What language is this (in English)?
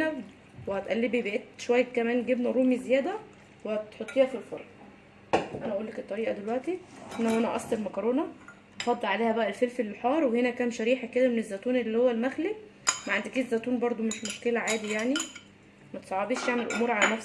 Arabic